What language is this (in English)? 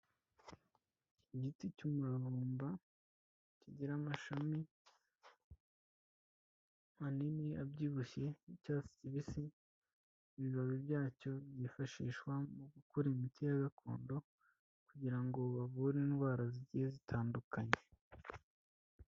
Kinyarwanda